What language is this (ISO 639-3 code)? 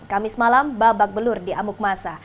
ind